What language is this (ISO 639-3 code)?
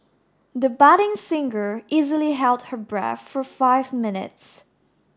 eng